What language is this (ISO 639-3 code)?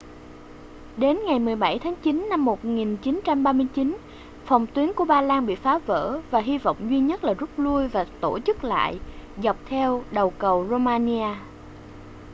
vie